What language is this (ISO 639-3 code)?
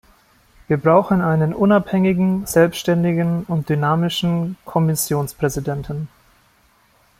deu